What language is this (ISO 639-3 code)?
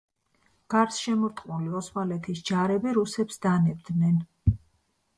kat